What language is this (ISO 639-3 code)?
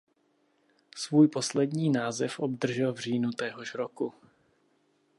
ces